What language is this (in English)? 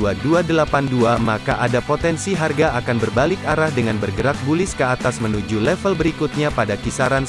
Indonesian